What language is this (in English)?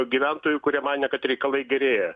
Lithuanian